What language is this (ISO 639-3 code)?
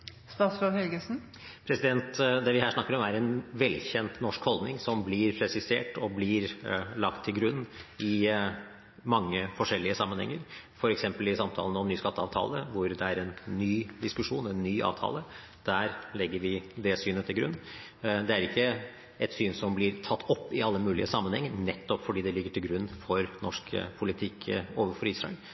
nob